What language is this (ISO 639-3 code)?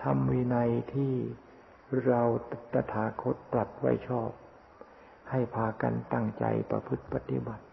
tha